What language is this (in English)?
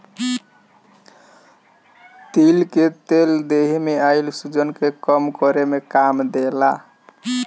Bhojpuri